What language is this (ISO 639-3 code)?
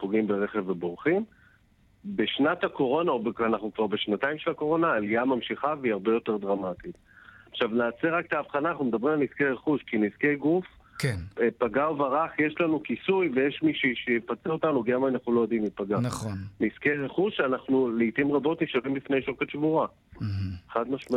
heb